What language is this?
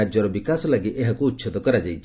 Odia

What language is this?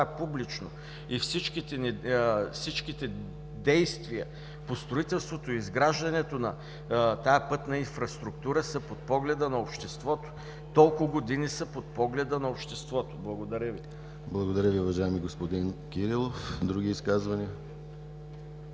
Bulgarian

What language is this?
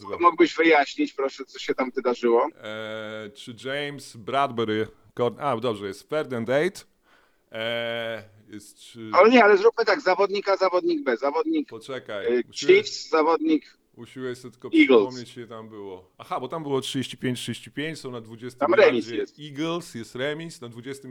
Polish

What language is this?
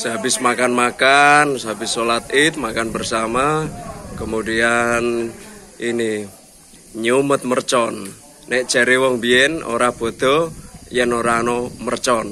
Indonesian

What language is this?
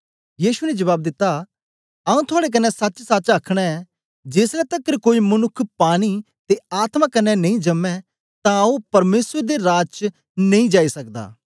Dogri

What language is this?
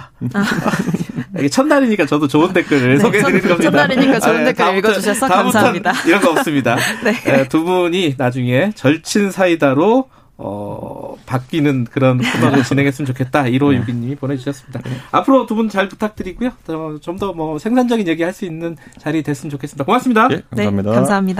Korean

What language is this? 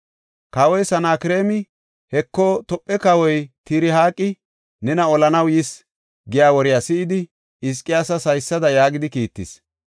Gofa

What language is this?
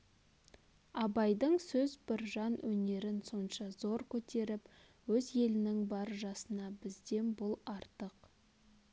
Kazakh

